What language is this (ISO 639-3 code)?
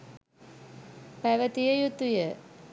sin